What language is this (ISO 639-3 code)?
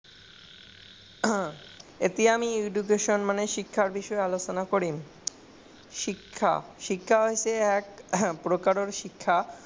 asm